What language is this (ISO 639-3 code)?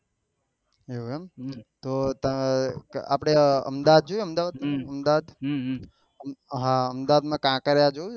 guj